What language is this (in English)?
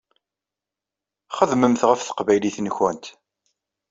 Kabyle